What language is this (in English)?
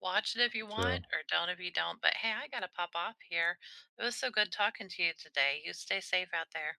English